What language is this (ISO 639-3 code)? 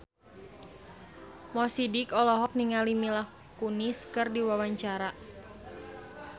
sun